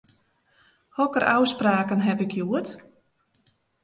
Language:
Western Frisian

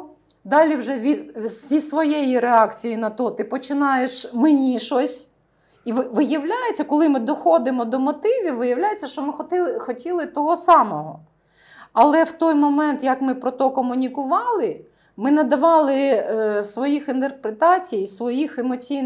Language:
Ukrainian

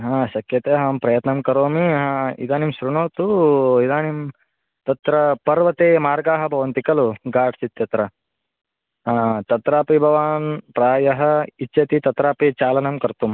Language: Sanskrit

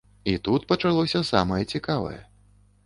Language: Belarusian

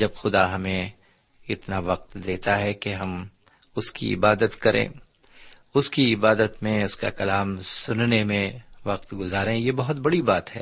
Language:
Urdu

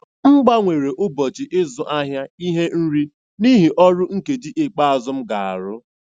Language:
Igbo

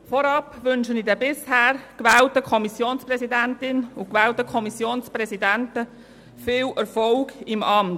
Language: Swiss German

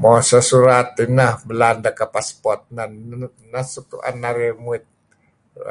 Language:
Kelabit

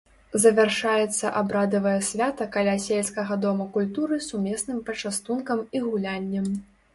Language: Belarusian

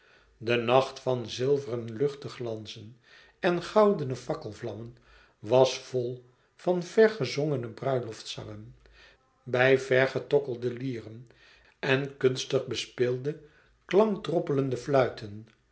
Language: Dutch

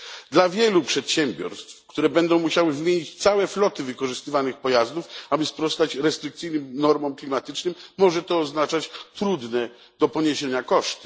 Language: Polish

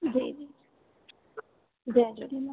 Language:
Sindhi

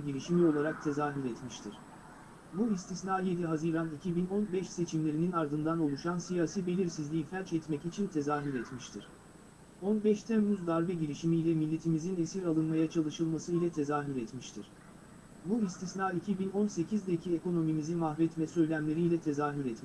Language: Turkish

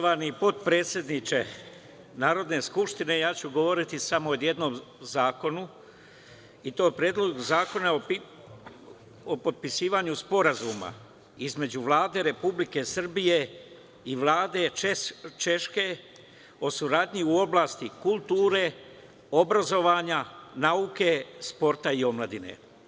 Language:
Serbian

